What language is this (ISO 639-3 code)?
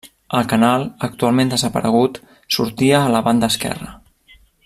cat